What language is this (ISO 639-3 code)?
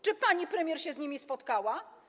pol